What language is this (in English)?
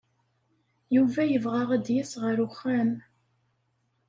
Kabyle